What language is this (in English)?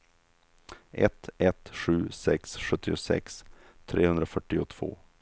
Swedish